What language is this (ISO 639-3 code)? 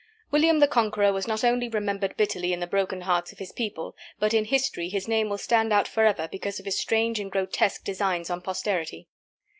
eng